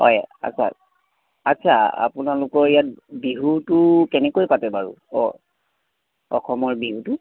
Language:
Assamese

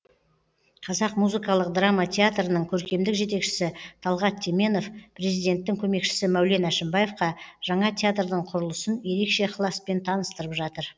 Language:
Kazakh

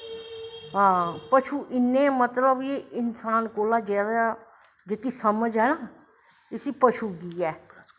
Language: Dogri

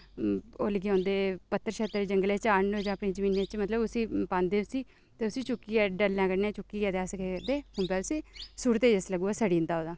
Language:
Dogri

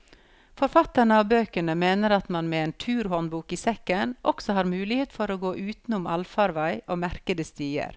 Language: Norwegian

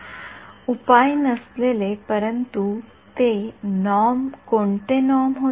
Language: Marathi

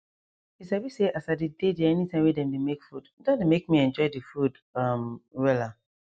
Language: Nigerian Pidgin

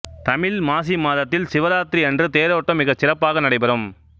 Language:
Tamil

